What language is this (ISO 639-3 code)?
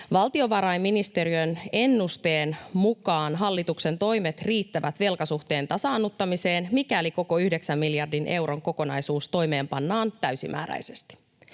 fin